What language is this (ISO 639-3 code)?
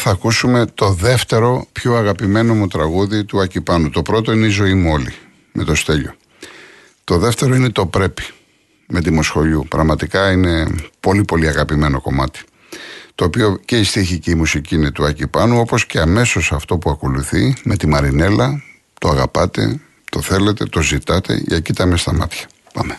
ell